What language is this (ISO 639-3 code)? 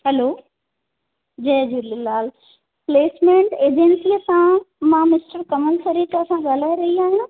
snd